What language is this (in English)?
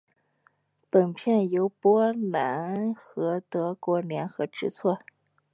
Chinese